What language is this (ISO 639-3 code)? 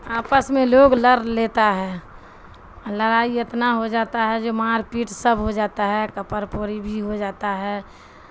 urd